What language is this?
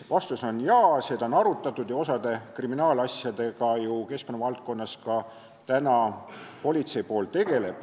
Estonian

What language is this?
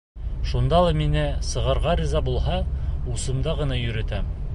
Bashkir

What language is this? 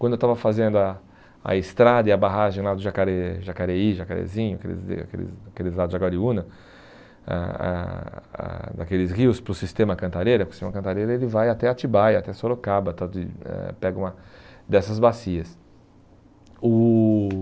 Portuguese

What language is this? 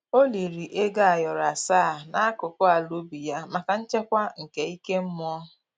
Igbo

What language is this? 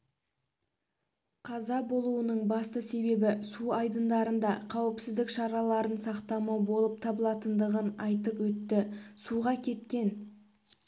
Kazakh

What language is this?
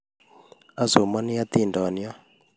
Kalenjin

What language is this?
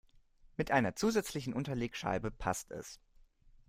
German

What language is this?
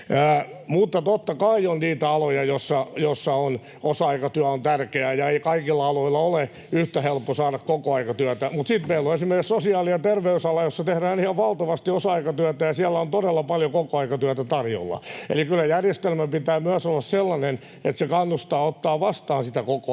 Finnish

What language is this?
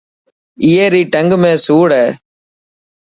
Dhatki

